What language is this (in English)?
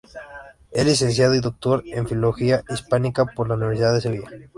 Spanish